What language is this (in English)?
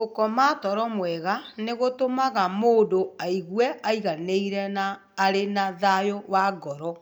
Kikuyu